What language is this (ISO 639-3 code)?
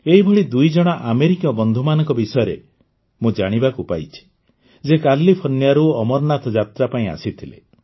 ori